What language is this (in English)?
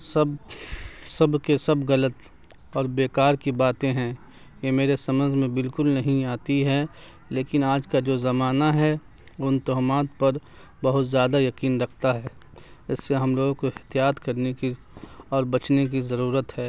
Urdu